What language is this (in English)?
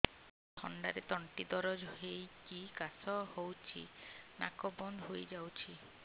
Odia